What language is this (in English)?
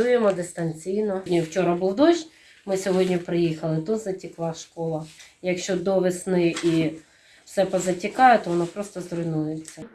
Ukrainian